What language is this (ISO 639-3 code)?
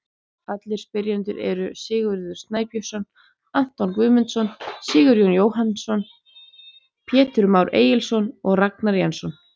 isl